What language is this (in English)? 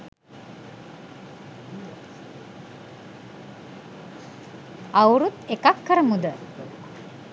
Sinhala